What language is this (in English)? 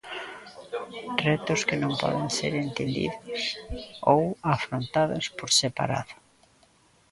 Galician